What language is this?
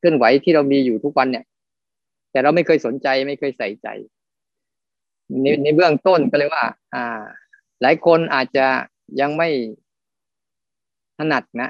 Thai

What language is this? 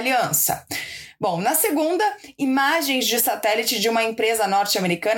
Portuguese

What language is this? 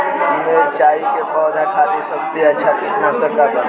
Bhojpuri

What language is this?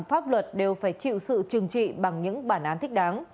Vietnamese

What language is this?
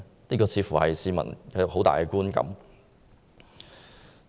Cantonese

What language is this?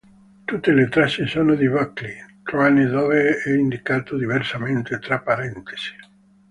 Italian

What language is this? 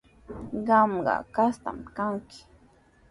Sihuas Ancash Quechua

